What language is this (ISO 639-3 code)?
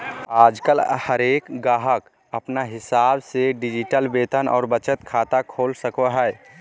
mag